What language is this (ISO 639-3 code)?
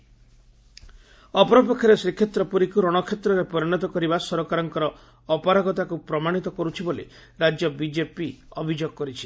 ori